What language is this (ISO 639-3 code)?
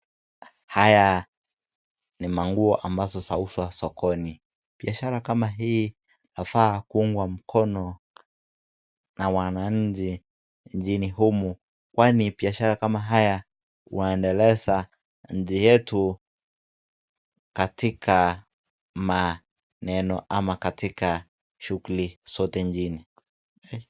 swa